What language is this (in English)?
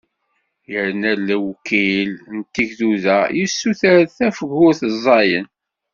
Kabyle